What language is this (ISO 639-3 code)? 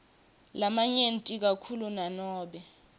ssw